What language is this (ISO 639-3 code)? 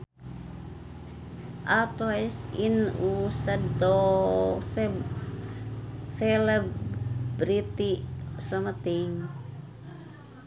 sun